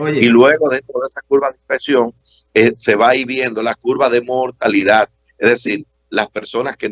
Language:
Spanish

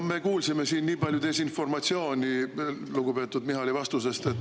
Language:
Estonian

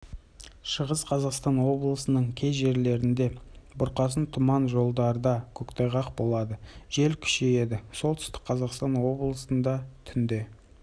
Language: Kazakh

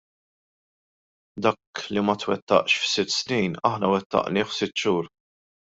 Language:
Maltese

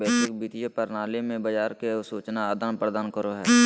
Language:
Magahi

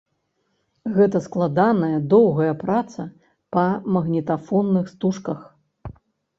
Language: Belarusian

